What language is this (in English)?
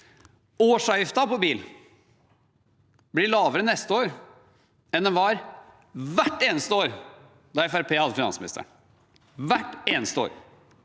Norwegian